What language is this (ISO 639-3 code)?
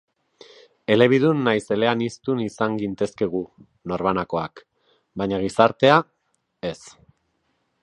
eus